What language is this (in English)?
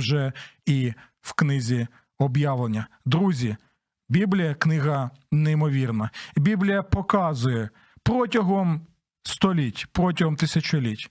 Ukrainian